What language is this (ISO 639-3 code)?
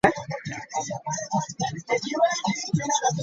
lug